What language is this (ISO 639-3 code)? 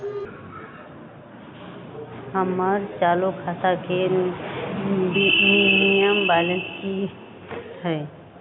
mag